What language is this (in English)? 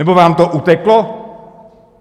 Czech